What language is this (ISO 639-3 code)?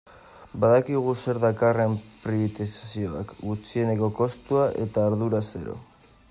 eus